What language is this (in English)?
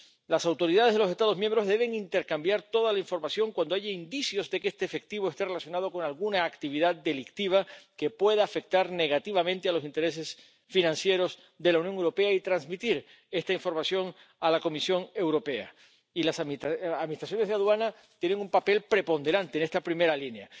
Spanish